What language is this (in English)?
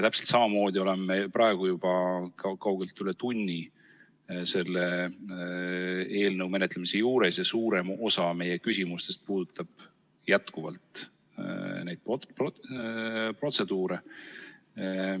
Estonian